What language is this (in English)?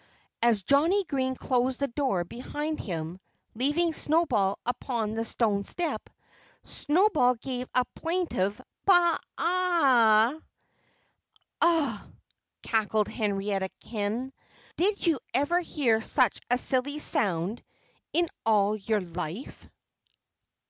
English